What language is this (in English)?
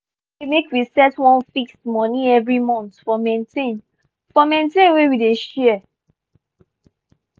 Nigerian Pidgin